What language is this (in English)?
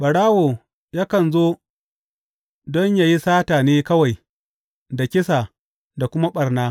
Hausa